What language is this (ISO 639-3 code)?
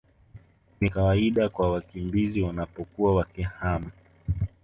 swa